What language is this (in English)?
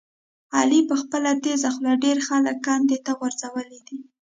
Pashto